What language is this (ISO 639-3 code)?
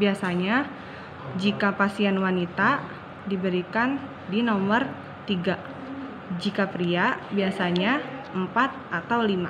ind